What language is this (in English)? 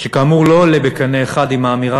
Hebrew